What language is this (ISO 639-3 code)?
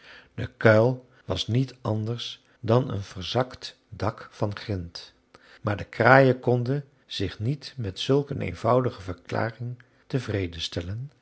nld